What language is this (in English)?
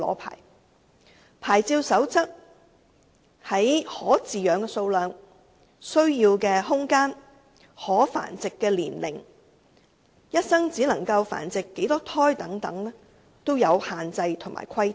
Cantonese